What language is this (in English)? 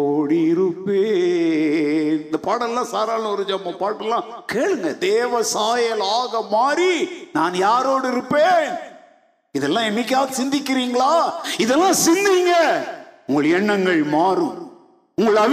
Tamil